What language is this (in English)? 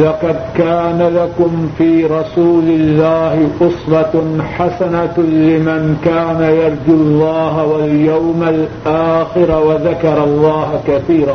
Urdu